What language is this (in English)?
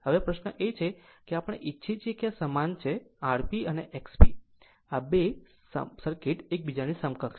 Gujarati